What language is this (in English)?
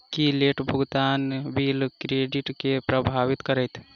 Maithili